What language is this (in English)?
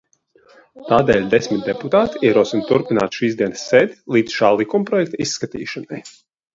Latvian